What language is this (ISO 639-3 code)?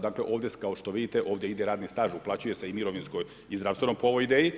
hrv